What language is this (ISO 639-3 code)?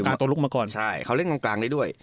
tha